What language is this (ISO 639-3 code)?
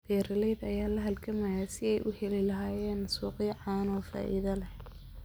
som